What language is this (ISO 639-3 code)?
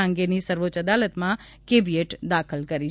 guj